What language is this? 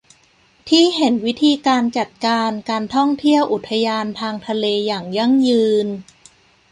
Thai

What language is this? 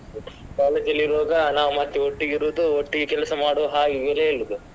Kannada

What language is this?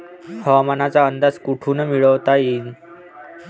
Marathi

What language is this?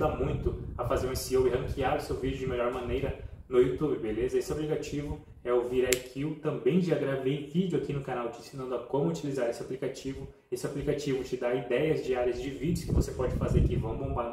Portuguese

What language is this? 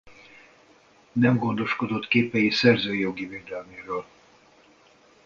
Hungarian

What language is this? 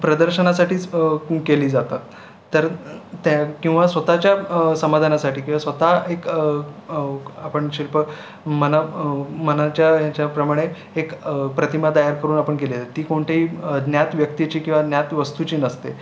Marathi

